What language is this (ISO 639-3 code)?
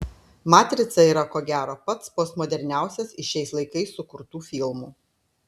lit